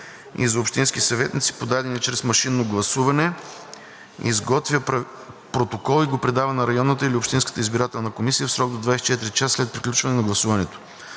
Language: Bulgarian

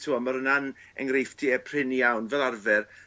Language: Welsh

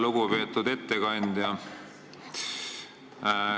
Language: Estonian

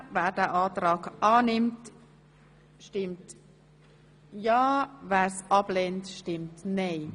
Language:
Swiss German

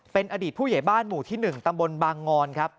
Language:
Thai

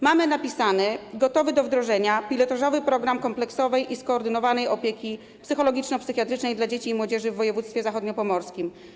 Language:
Polish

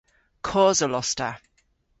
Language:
Cornish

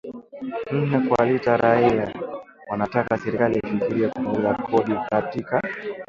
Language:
Swahili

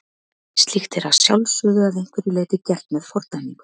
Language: Icelandic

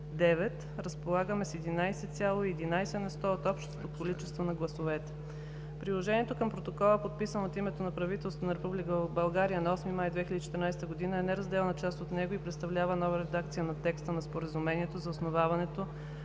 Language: Bulgarian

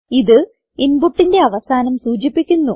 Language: Malayalam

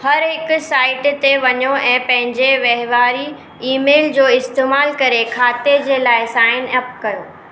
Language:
Sindhi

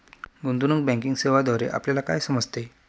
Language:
Marathi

